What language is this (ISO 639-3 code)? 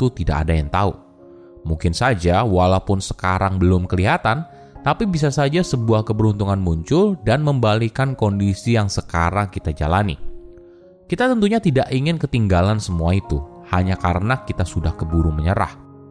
ind